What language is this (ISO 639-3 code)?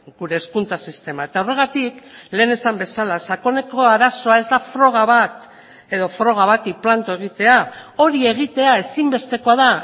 eus